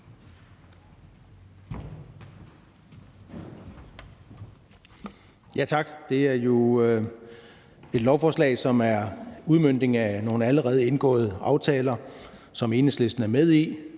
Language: Danish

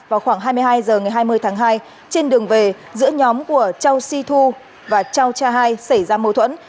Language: Vietnamese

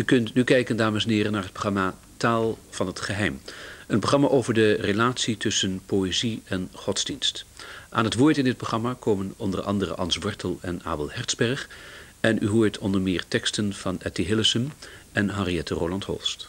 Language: Dutch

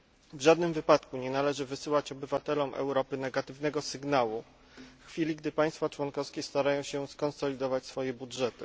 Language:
Polish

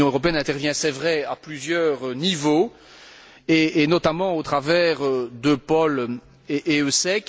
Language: French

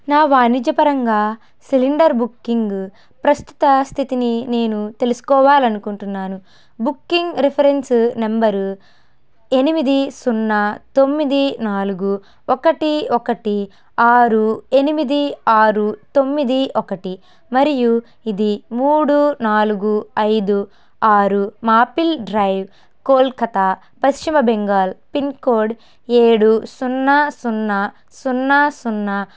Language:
Telugu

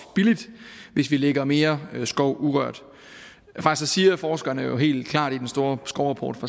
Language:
Danish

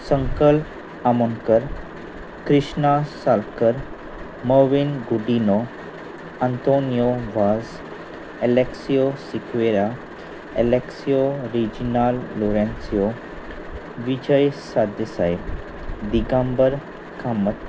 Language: Konkani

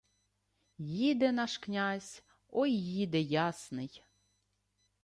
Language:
Ukrainian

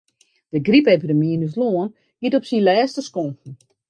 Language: Western Frisian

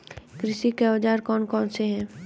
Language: Hindi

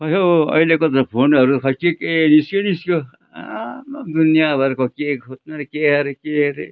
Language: Nepali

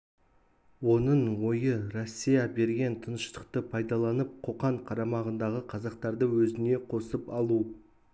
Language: Kazakh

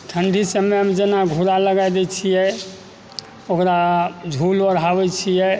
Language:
Maithili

